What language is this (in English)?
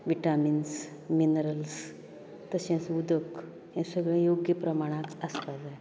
Konkani